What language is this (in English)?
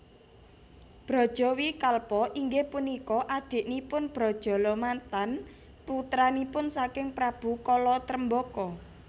Javanese